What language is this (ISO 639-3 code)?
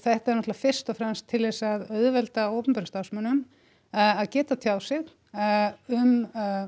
isl